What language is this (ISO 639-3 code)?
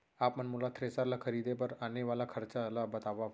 hne